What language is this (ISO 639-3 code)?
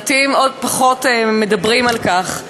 heb